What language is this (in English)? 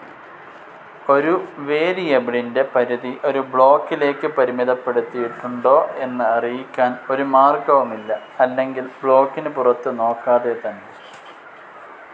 Malayalam